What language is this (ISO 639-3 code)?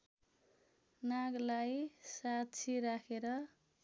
nep